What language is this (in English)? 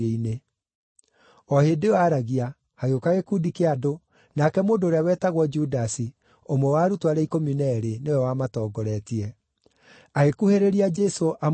Kikuyu